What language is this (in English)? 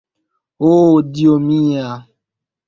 Esperanto